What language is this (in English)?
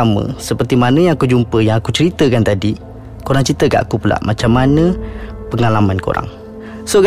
Malay